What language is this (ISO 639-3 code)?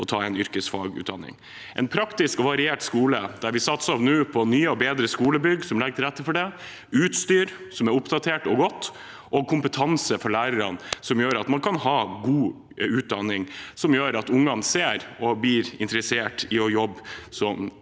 nor